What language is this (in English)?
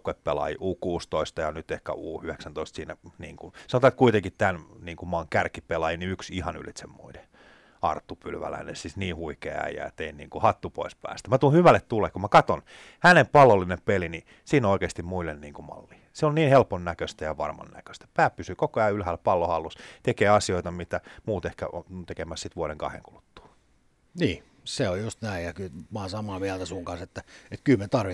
Finnish